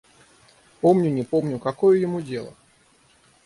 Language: Russian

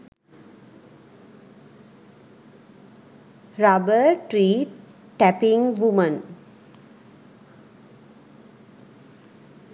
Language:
Sinhala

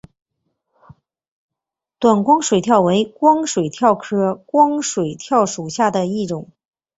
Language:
Chinese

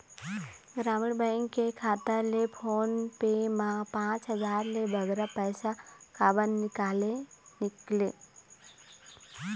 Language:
Chhattisgarhi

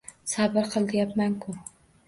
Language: Uzbek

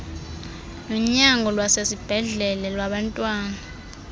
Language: Xhosa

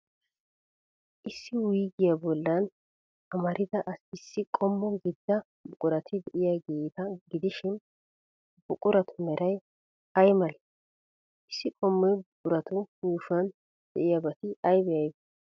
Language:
Wolaytta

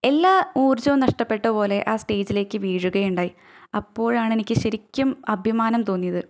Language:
Malayalam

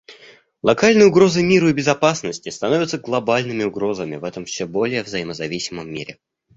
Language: Russian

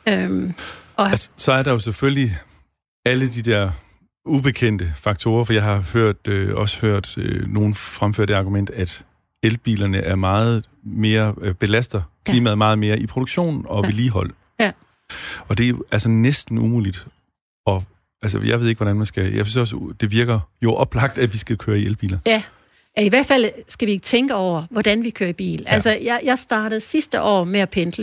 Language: Danish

